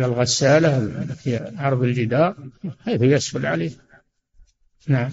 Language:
Arabic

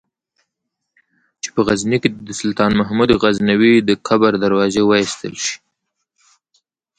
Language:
Pashto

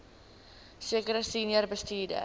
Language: Afrikaans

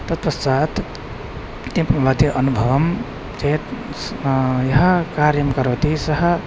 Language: Sanskrit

